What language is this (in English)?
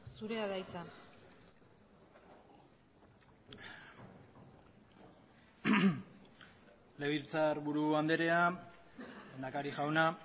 Basque